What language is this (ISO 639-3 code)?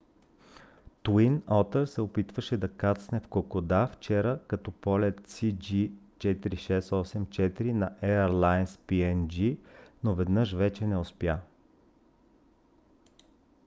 bul